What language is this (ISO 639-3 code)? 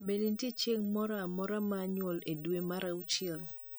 luo